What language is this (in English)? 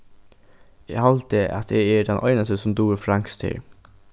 Faroese